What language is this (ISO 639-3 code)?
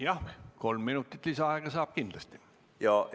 est